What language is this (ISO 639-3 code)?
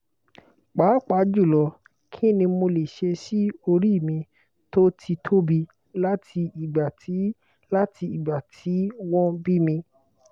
yor